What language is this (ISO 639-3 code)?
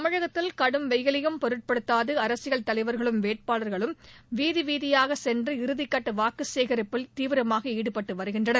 tam